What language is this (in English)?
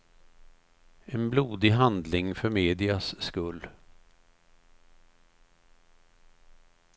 Swedish